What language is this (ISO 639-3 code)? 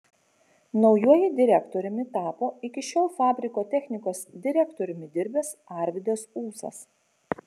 lit